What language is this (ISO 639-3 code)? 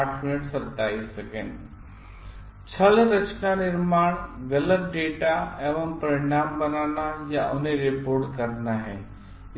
hin